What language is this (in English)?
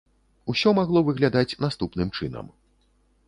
Belarusian